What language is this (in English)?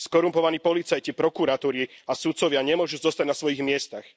Slovak